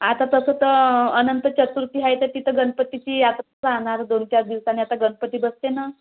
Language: Marathi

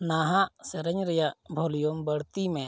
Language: Santali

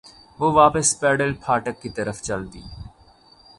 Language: Urdu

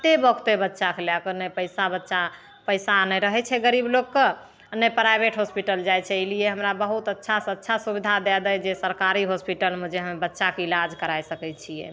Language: Maithili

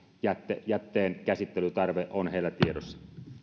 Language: Finnish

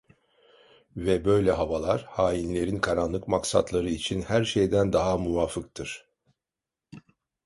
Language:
Turkish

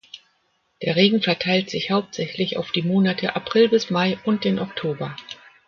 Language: German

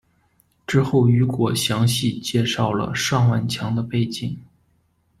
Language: Chinese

